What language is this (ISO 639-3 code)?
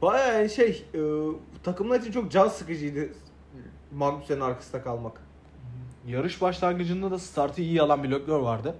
tur